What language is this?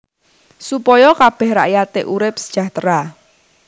Javanese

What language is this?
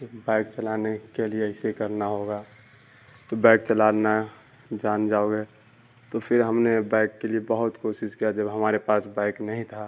Urdu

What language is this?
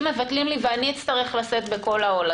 Hebrew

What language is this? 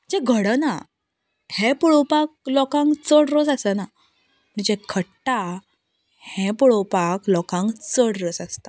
Konkani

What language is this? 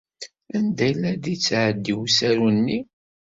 Kabyle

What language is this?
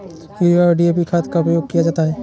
Hindi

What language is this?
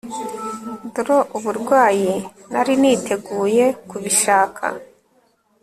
Kinyarwanda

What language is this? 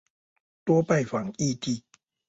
Chinese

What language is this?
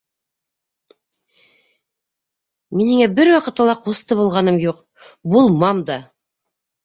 Bashkir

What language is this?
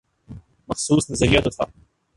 Urdu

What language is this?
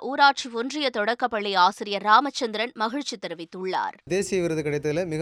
Tamil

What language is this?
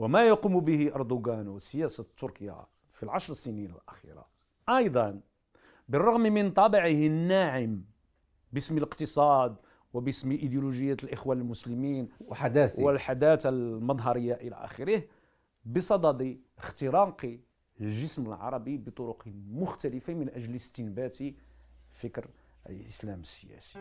Arabic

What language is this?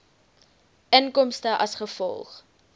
Afrikaans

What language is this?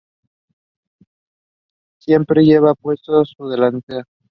Spanish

